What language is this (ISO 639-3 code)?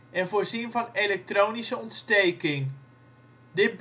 nld